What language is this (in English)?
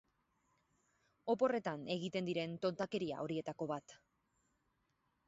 Basque